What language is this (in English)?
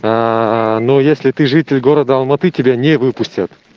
Russian